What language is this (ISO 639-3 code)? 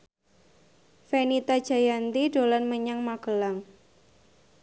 jav